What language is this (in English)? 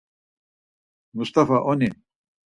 Laz